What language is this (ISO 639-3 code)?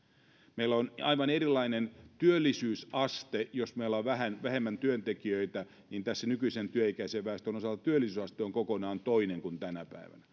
fin